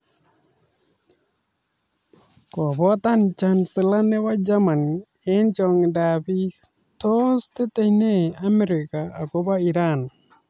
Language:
Kalenjin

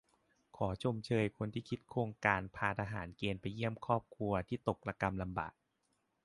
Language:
Thai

